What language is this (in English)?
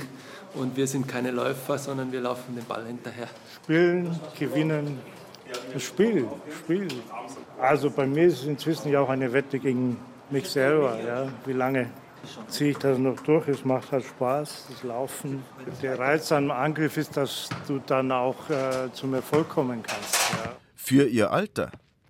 German